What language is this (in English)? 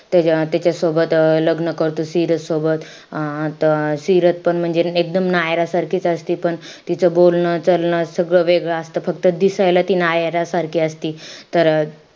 Marathi